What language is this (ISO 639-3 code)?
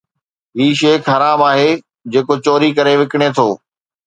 snd